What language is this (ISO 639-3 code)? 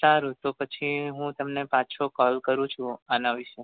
guj